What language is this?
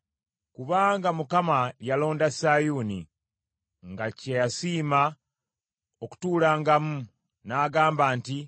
Ganda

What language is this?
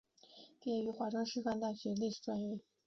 Chinese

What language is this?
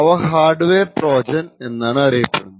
Malayalam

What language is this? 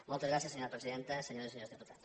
Catalan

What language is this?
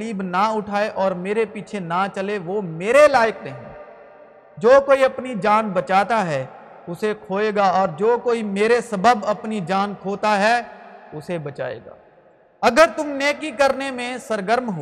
Urdu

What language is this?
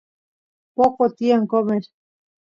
Santiago del Estero Quichua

